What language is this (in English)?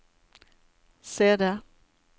Norwegian